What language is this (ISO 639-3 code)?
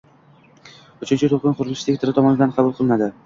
uzb